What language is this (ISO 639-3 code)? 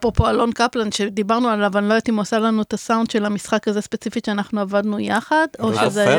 heb